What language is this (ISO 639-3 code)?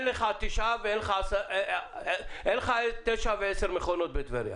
heb